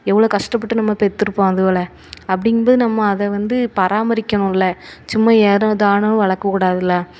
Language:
Tamil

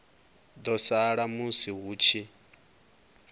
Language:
Venda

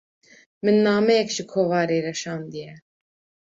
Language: Kurdish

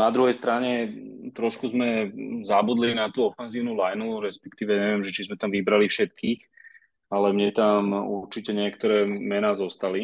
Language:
Slovak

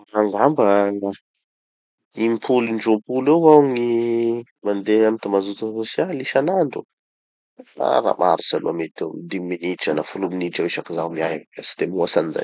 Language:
Tanosy Malagasy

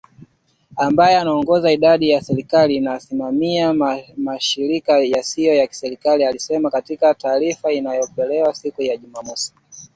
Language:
Swahili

